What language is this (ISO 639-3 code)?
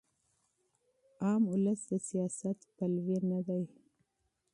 pus